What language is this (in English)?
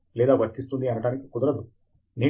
Telugu